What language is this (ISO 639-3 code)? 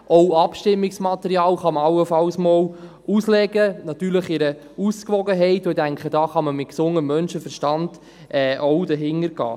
gsw